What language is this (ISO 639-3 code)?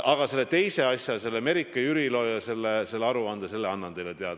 est